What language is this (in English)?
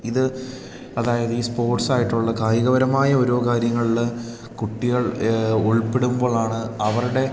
Malayalam